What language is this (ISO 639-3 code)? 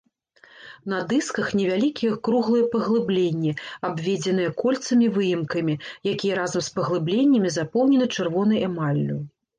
bel